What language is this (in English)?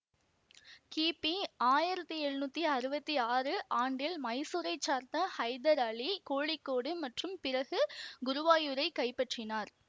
Tamil